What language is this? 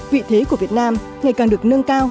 Vietnamese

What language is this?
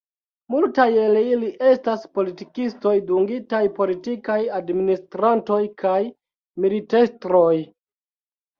Esperanto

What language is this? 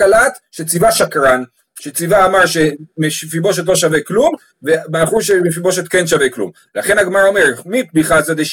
Hebrew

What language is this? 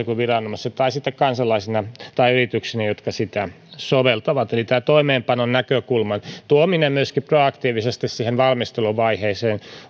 Finnish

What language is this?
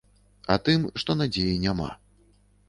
Belarusian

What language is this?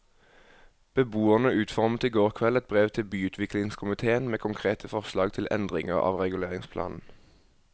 Norwegian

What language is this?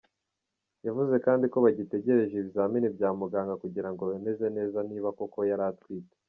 Kinyarwanda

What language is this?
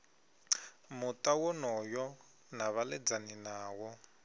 Venda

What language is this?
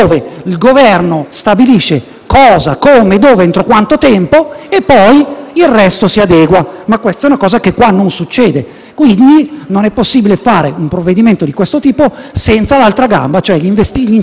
Italian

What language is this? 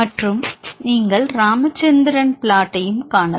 Tamil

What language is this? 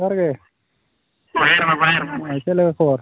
Santali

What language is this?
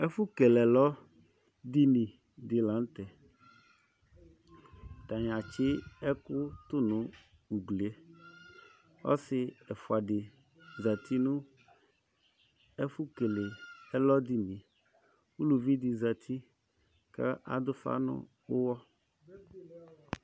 Ikposo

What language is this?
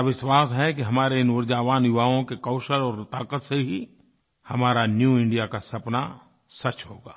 Hindi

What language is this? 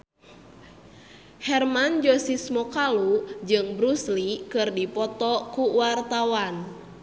Sundanese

